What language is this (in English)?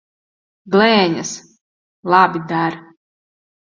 Latvian